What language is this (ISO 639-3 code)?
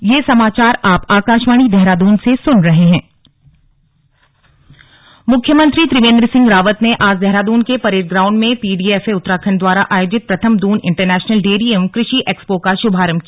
hin